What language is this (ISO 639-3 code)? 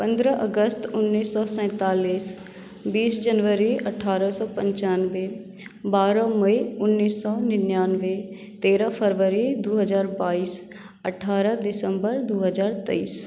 mai